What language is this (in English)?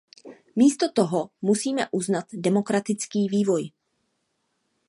Czech